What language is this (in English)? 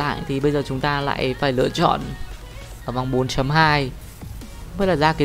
Vietnamese